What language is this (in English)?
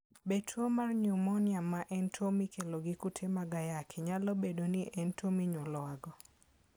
Luo (Kenya and Tanzania)